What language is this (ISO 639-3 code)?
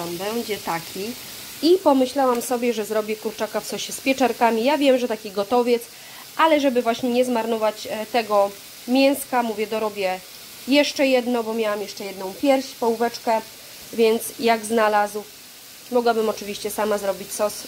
pol